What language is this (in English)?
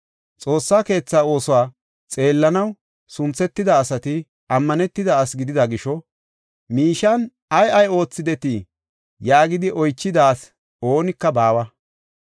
Gofa